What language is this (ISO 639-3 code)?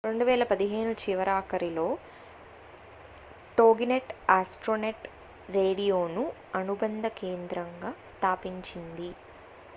tel